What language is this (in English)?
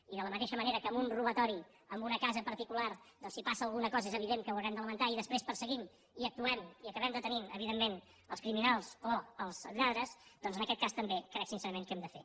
Catalan